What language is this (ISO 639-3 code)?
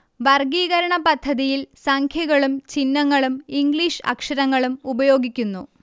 mal